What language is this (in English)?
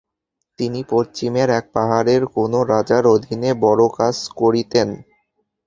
Bangla